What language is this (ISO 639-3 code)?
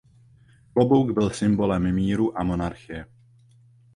ces